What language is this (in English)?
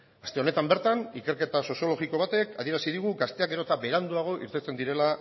Basque